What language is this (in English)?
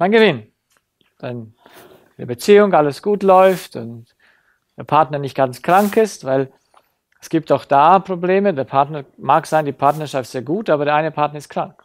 German